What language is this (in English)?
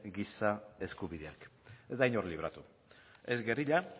Basque